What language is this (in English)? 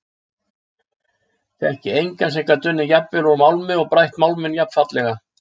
Icelandic